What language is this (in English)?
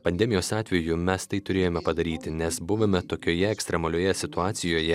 Lithuanian